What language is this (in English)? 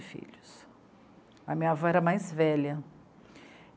Portuguese